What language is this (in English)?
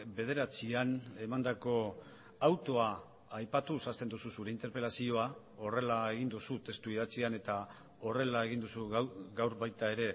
Basque